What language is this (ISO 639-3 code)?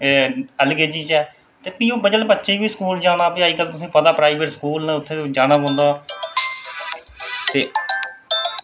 doi